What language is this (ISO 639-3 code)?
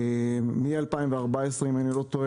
heb